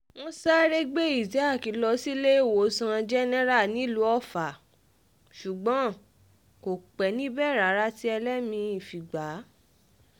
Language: Yoruba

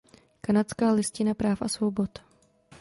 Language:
Czech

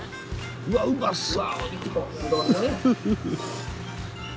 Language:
Japanese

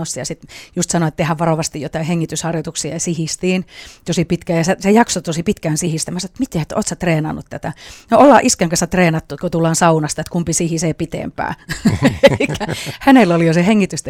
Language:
Finnish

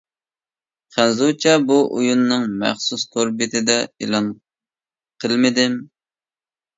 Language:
Uyghur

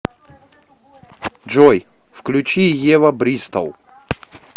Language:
Russian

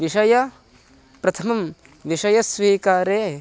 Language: Sanskrit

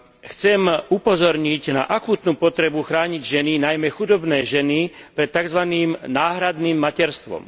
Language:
Slovak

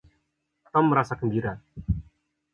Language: Indonesian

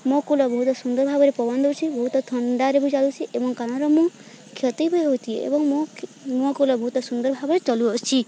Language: Odia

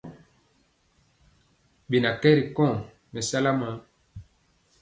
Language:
Mpiemo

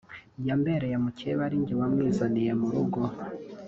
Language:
Kinyarwanda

